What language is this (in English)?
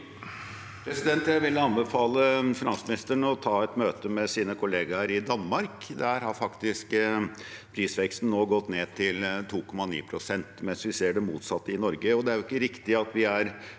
Norwegian